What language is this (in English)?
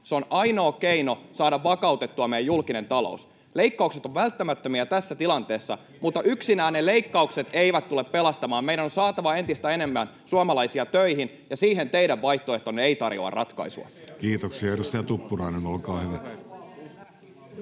Finnish